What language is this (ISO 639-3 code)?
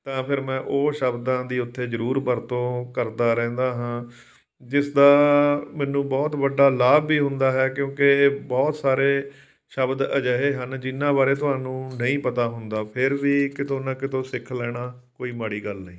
pan